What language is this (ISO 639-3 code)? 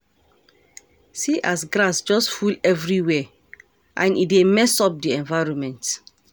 pcm